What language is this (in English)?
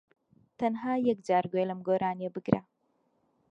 Central Kurdish